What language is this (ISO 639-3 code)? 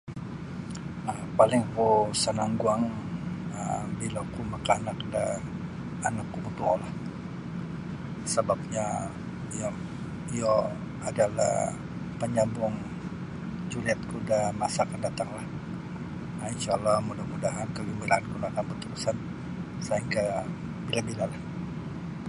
bsy